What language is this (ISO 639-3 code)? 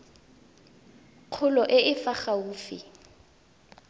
tsn